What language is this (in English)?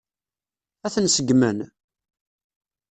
Kabyle